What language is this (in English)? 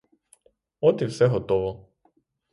Ukrainian